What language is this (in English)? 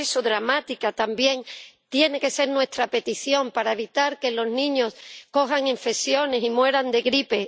Spanish